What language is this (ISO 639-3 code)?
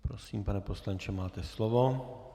ces